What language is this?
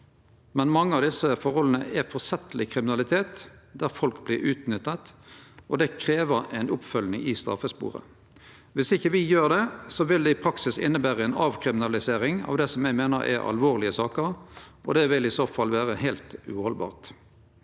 Norwegian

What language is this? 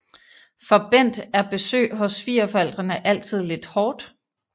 Danish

